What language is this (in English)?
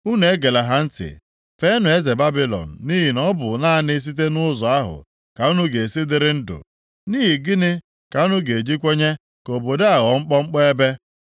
Igbo